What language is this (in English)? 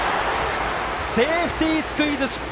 Japanese